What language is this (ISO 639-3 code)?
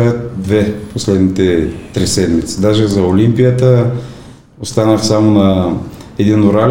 bul